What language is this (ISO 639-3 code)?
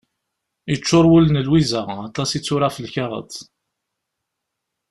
kab